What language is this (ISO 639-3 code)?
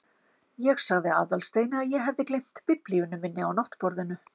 isl